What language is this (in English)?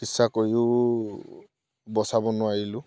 Assamese